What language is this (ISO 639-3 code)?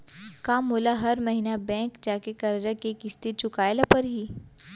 hne